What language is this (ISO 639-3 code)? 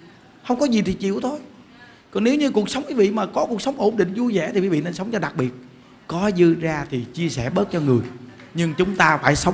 vie